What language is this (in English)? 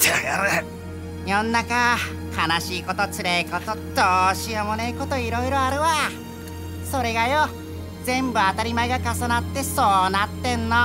Japanese